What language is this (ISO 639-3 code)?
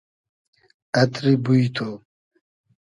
haz